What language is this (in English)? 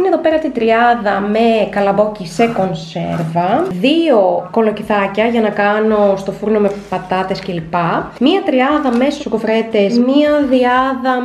Greek